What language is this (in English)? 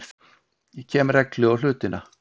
Icelandic